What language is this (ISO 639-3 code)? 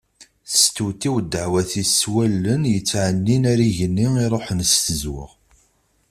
kab